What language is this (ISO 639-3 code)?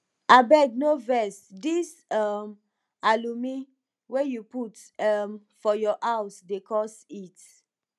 pcm